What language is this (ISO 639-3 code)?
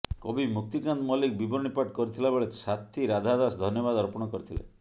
ori